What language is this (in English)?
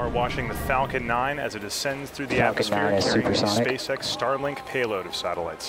Hungarian